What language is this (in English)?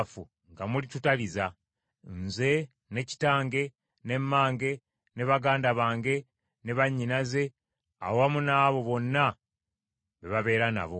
Ganda